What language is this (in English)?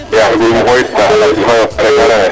Serer